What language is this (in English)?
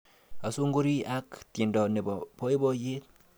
Kalenjin